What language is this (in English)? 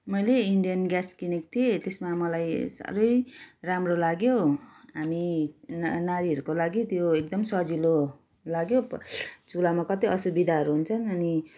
Nepali